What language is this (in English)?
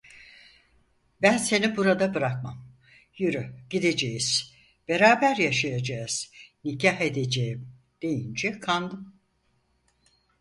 Turkish